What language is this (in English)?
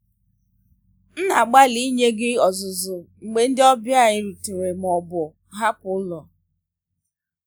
Igbo